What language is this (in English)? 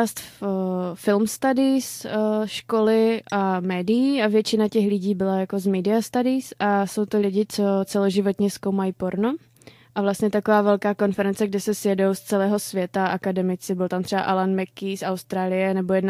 Czech